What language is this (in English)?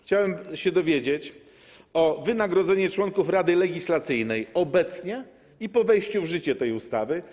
Polish